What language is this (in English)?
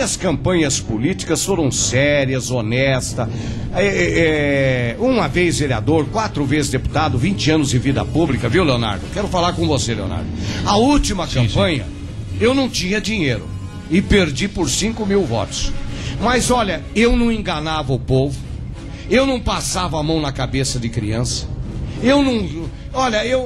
Portuguese